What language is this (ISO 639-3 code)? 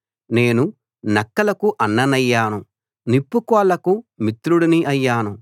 tel